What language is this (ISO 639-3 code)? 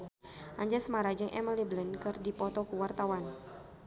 sun